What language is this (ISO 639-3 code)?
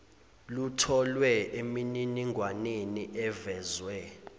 zul